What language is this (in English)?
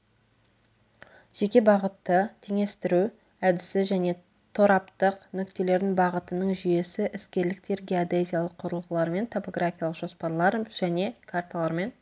Kazakh